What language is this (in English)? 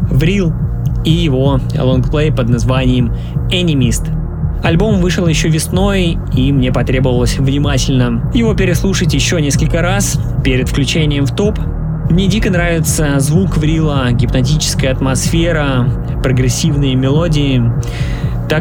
Russian